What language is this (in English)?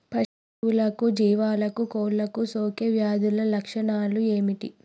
Telugu